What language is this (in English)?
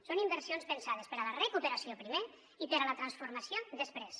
Catalan